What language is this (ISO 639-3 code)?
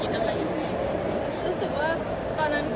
tha